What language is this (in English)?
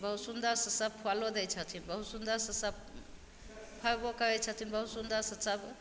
Maithili